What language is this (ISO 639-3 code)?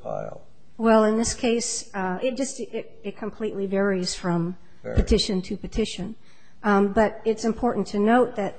eng